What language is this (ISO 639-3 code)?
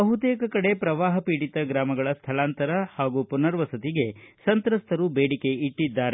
kan